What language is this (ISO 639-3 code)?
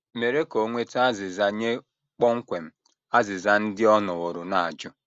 ibo